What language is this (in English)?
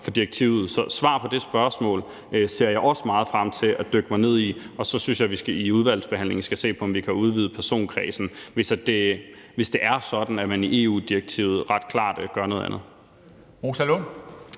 Danish